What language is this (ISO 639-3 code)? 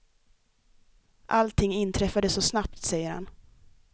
swe